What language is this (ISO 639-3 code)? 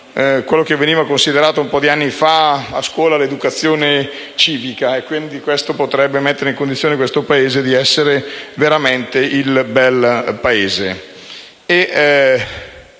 ita